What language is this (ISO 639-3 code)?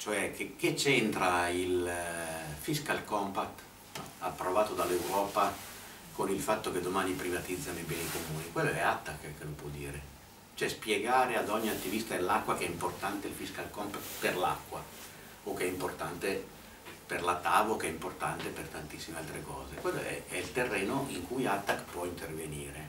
ita